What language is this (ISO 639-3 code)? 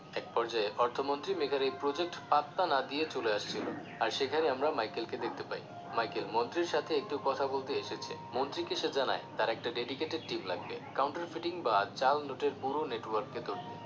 ben